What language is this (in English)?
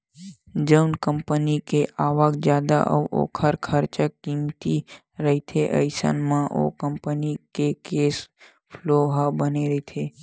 Chhattisgarhi